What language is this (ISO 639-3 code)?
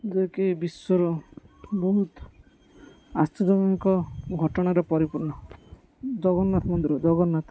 ori